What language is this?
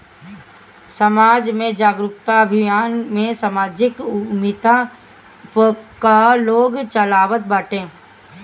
Bhojpuri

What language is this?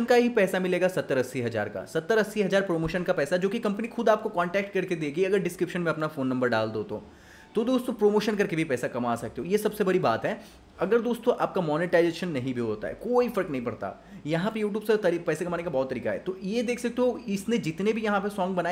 Hindi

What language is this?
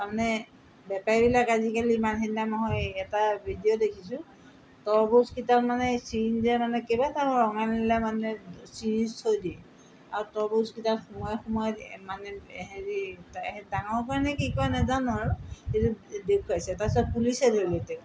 Assamese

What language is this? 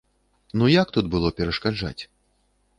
Belarusian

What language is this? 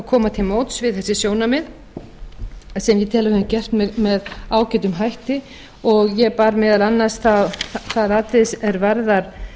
Icelandic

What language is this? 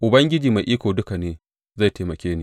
Hausa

